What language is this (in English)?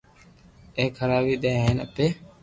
Loarki